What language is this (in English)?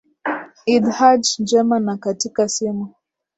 Swahili